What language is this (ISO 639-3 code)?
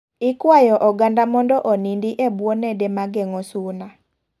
luo